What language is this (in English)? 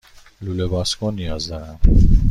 Persian